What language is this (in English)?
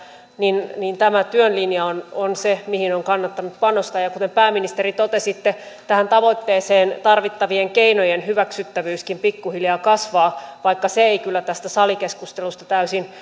Finnish